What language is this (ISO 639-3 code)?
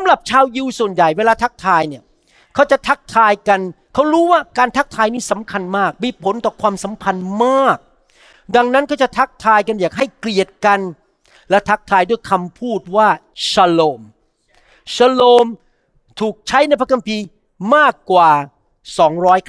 tha